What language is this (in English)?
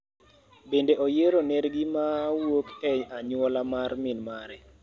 Luo (Kenya and Tanzania)